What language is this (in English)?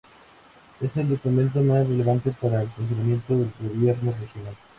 Spanish